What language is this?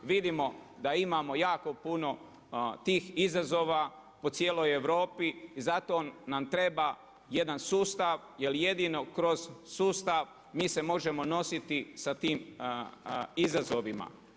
Croatian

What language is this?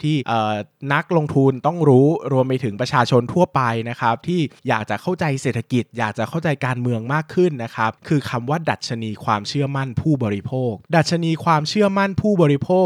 Thai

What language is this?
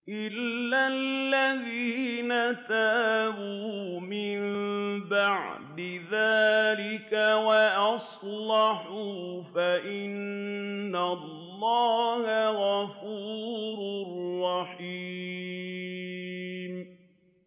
Arabic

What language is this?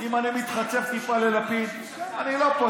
Hebrew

